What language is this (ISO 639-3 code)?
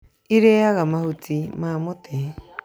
kik